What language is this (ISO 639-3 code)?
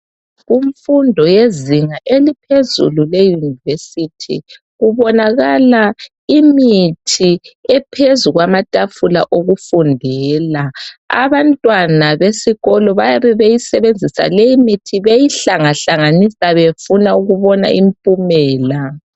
nde